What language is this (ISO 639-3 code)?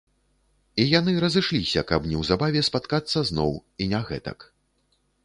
bel